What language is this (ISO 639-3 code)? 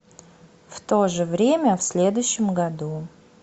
rus